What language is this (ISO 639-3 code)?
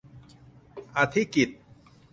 tha